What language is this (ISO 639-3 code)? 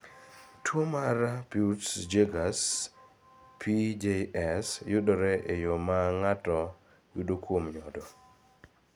luo